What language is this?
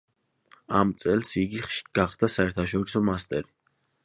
Georgian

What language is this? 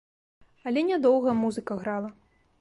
Belarusian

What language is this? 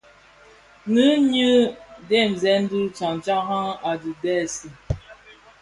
Bafia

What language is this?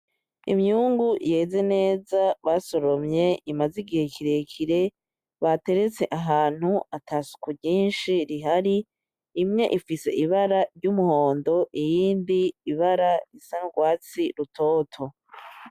Rundi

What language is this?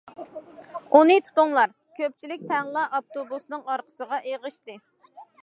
Uyghur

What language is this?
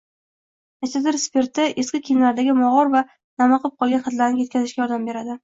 Uzbek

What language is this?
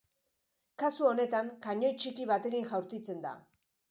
Basque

